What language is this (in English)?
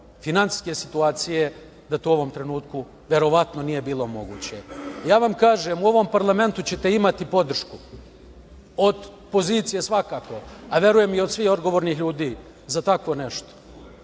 Serbian